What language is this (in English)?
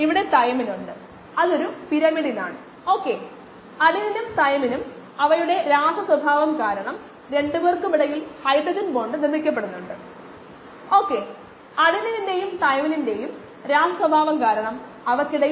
Malayalam